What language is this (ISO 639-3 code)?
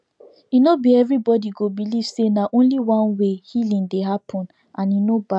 pcm